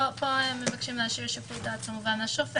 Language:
Hebrew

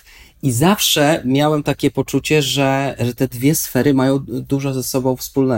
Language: Polish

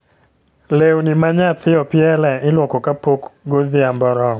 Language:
Luo (Kenya and Tanzania)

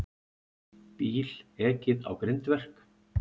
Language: Icelandic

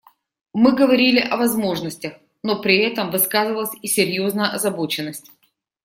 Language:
Russian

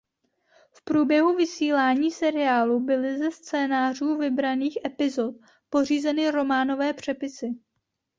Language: Czech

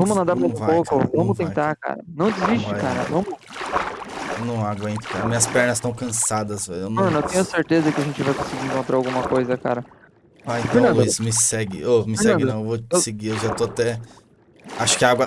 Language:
Portuguese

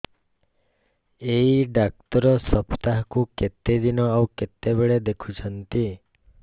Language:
Odia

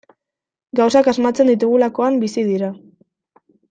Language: Basque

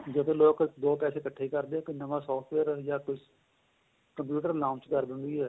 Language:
Punjabi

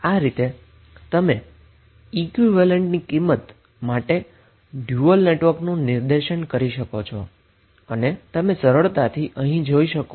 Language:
Gujarati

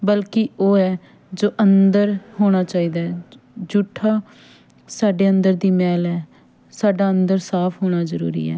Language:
Punjabi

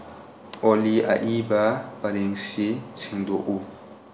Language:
Manipuri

